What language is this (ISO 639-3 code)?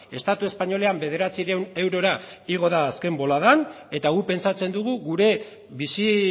eus